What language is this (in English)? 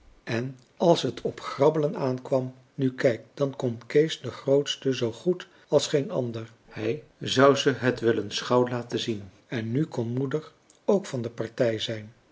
Dutch